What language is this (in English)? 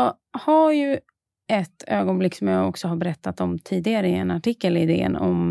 Swedish